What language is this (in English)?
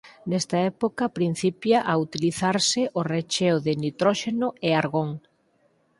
Galician